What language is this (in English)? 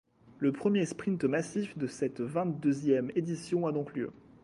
French